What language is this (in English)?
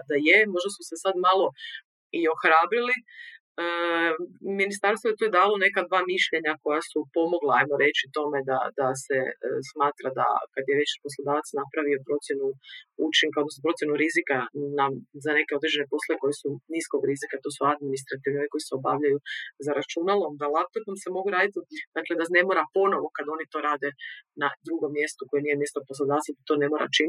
Croatian